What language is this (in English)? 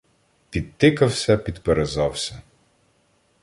Ukrainian